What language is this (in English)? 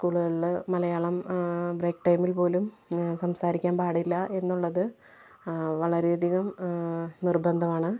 Malayalam